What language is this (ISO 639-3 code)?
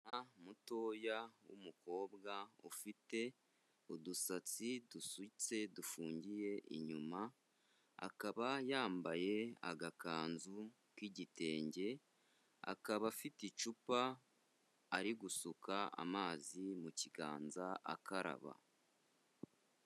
kin